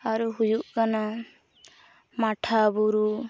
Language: Santali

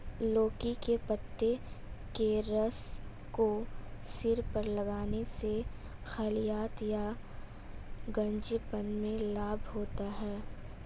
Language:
Hindi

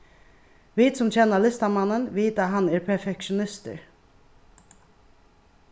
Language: Faroese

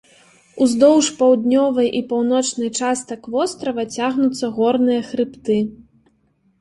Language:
Belarusian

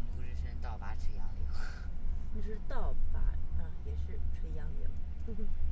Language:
Chinese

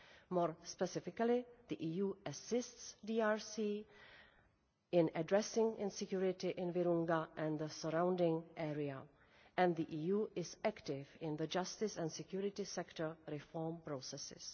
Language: English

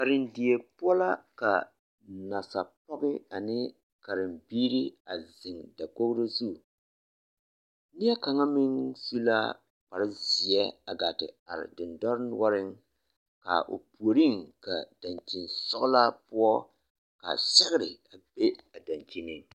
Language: Southern Dagaare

